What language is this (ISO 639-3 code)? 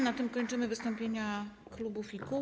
pol